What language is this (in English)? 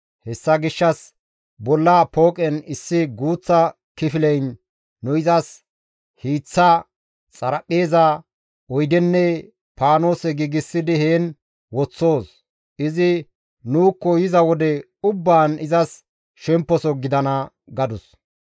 Gamo